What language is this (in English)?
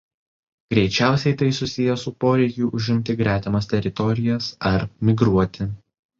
Lithuanian